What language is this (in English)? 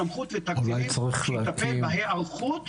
Hebrew